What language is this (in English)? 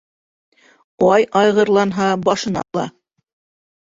Bashkir